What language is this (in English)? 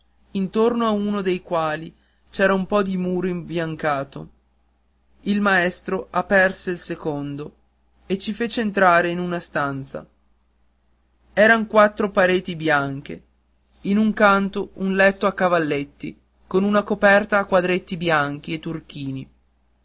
Italian